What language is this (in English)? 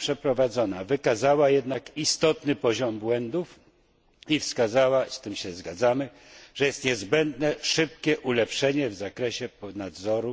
Polish